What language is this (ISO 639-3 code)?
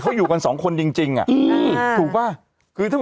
tha